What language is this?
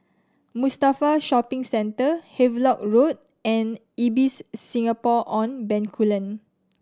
English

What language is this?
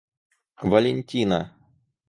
Russian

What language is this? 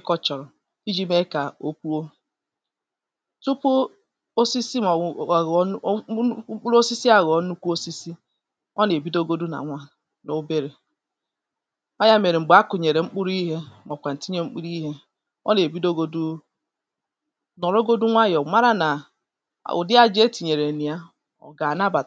Igbo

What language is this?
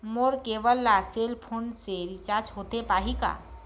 Chhattisgarhi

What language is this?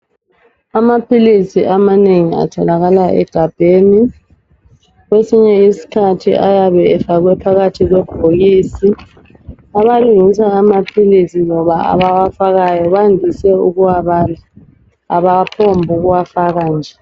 North Ndebele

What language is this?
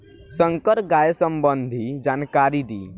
Bhojpuri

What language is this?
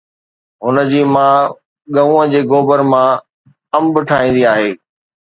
Sindhi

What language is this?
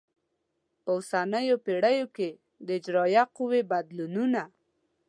Pashto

